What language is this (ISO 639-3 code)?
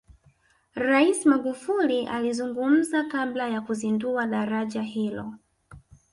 swa